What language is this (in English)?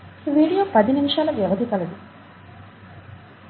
Telugu